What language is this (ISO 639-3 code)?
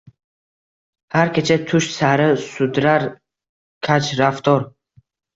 uzb